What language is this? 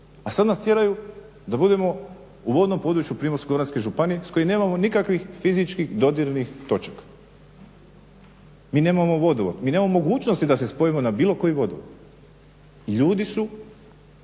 Croatian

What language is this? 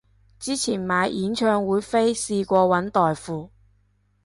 Cantonese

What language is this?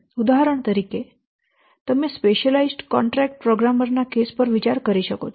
Gujarati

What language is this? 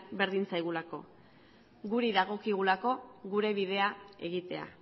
Basque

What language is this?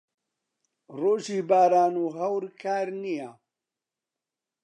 Central Kurdish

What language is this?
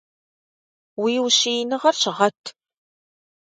Kabardian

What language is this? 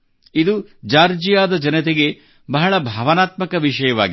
Kannada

